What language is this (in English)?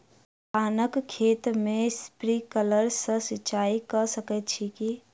Maithili